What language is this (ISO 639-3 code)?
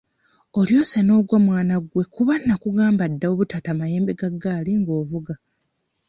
lug